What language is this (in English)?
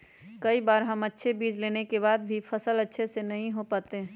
Magahi